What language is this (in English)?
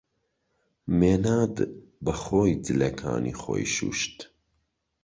Central Kurdish